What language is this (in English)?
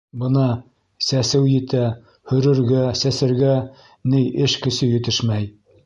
Bashkir